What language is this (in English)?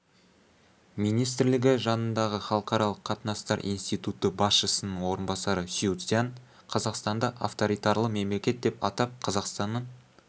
Kazakh